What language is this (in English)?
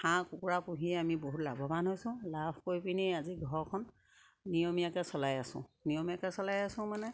Assamese